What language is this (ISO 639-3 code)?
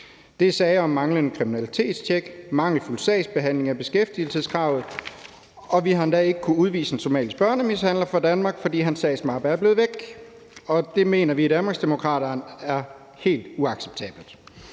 dan